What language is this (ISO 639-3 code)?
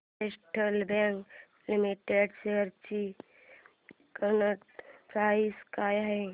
mar